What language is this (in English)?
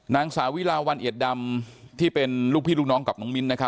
Thai